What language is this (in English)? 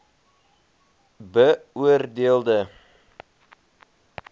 Afrikaans